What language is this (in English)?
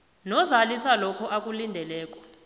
South Ndebele